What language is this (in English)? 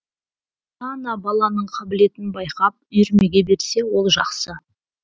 Kazakh